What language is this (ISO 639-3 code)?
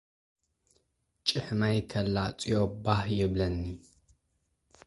tir